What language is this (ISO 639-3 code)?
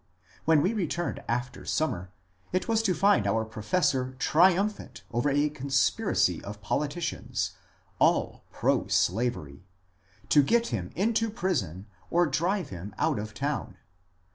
eng